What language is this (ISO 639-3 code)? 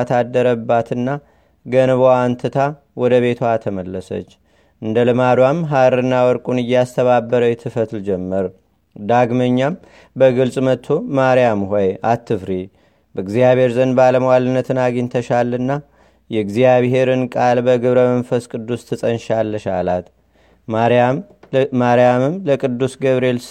amh